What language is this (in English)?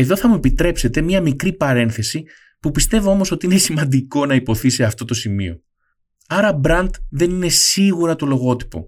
Greek